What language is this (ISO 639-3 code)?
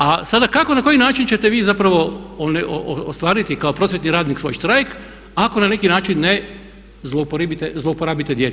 hrv